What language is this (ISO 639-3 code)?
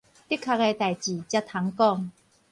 nan